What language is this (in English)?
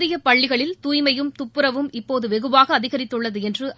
Tamil